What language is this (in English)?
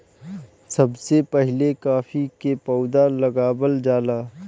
Bhojpuri